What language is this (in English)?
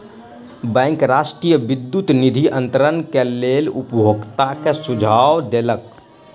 Maithili